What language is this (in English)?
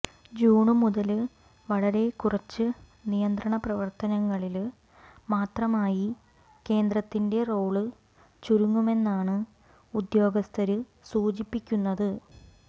Malayalam